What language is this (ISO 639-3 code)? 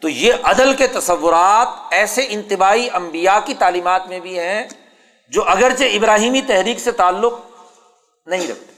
urd